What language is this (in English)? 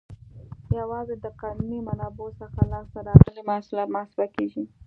Pashto